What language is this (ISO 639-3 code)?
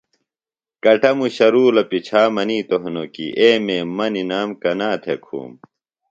phl